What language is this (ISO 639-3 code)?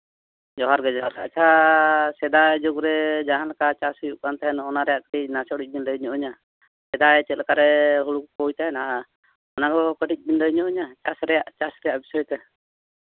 sat